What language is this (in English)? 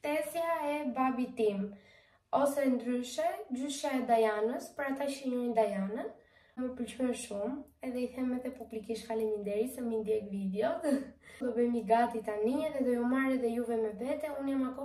Romanian